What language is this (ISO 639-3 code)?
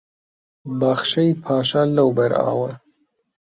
ckb